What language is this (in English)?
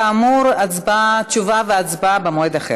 Hebrew